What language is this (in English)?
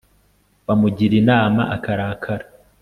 Kinyarwanda